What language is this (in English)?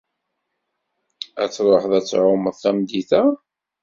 Kabyle